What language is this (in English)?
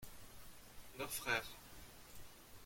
French